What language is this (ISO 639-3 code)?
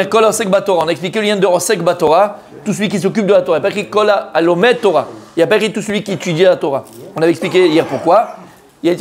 fra